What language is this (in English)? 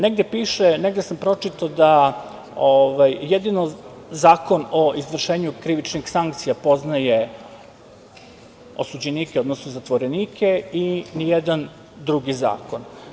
Serbian